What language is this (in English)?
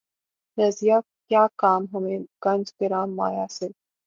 Urdu